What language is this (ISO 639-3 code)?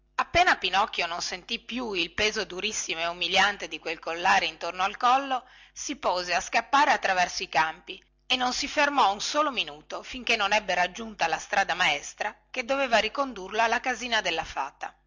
ita